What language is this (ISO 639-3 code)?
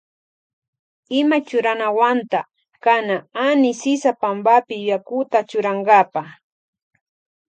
qvj